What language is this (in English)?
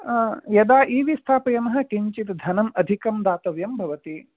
Sanskrit